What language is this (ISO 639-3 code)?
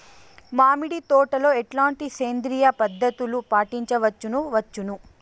tel